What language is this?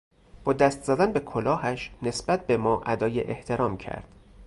Persian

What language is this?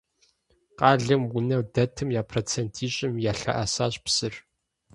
Kabardian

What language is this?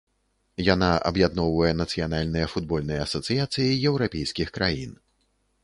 Belarusian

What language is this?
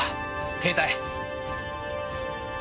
Japanese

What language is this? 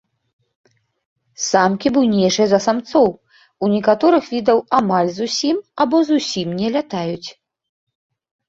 Belarusian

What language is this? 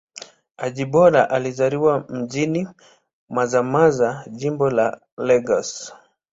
Swahili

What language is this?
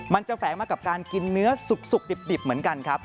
Thai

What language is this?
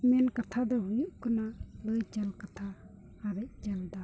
Santali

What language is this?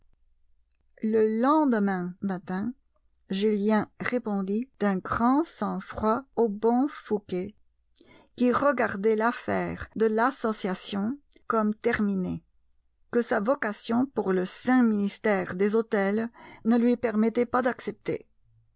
French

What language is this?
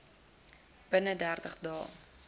Afrikaans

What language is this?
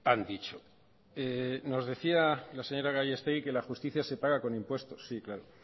Spanish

